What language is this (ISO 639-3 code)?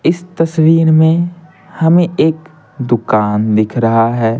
hin